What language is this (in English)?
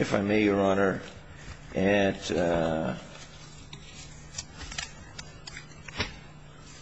English